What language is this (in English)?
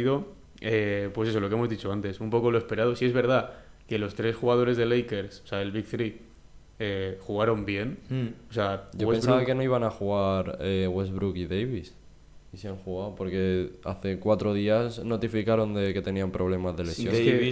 Spanish